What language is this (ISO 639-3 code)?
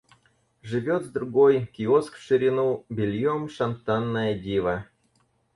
rus